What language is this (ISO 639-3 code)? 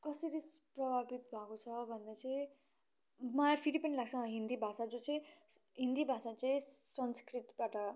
nep